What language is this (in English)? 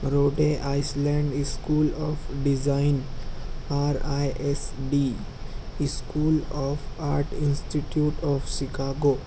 Urdu